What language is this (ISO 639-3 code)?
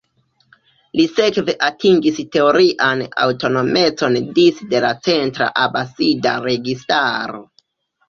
epo